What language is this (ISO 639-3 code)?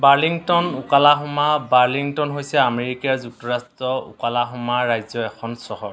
asm